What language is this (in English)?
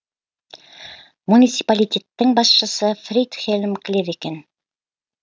Kazakh